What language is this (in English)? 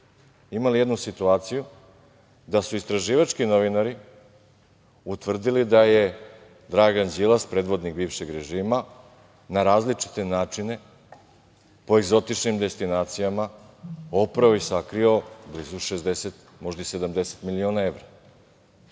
Serbian